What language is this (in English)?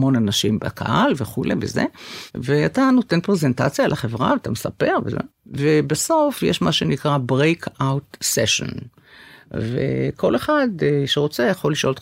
Hebrew